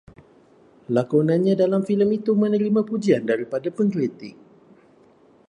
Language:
Malay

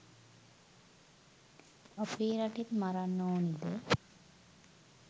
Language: Sinhala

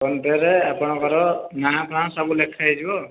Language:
Odia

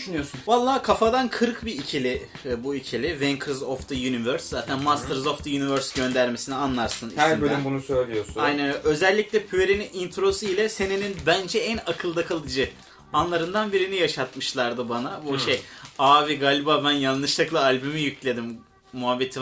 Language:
Turkish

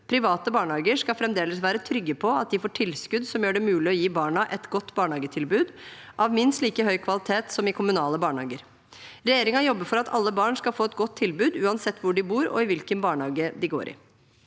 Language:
Norwegian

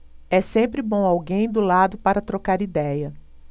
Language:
Portuguese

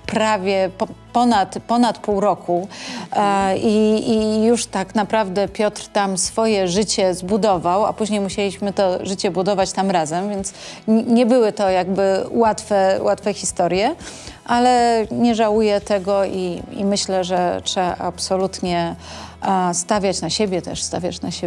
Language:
Polish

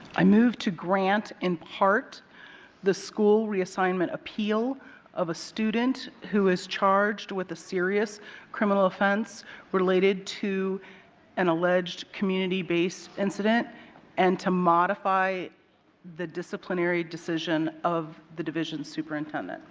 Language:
English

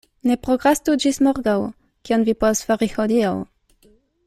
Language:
Esperanto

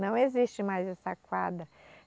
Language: Portuguese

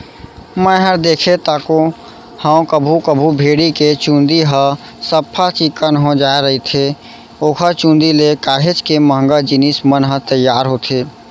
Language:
Chhattisgarhi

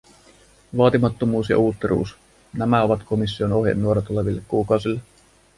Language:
Finnish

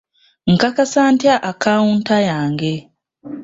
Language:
Ganda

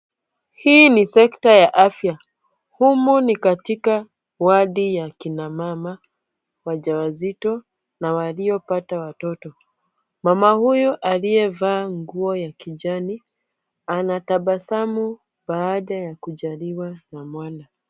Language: Swahili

